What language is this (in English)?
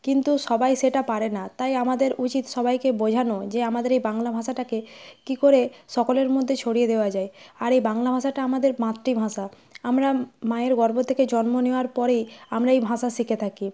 Bangla